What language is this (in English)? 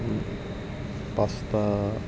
Assamese